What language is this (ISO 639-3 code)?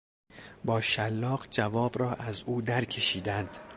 fas